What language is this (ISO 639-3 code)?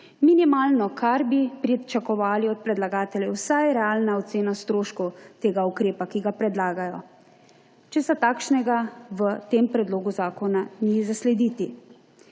slv